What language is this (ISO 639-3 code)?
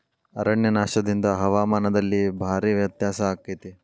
kan